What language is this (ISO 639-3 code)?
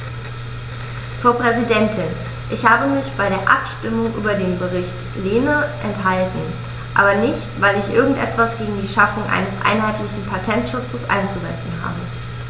deu